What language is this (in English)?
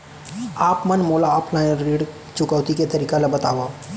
Chhattisgarhi